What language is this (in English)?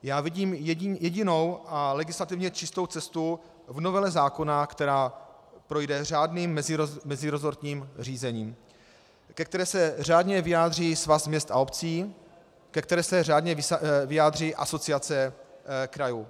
Czech